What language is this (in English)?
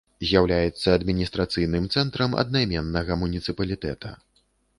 Belarusian